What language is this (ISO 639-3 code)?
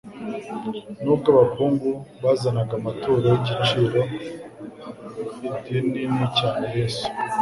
kin